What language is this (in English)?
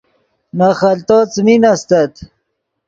Yidgha